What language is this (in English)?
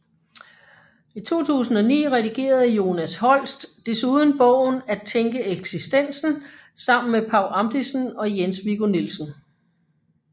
Danish